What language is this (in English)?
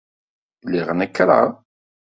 Kabyle